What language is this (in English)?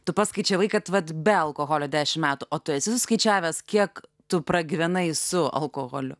Lithuanian